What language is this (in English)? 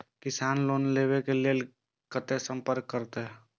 Maithili